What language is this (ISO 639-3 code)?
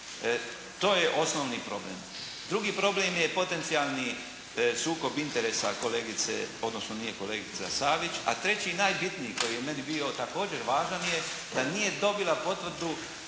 hrv